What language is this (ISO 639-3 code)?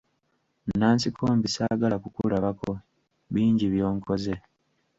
lug